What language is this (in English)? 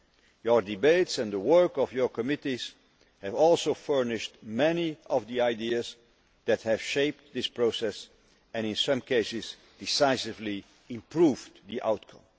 English